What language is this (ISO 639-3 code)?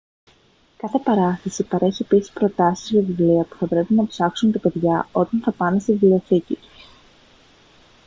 ell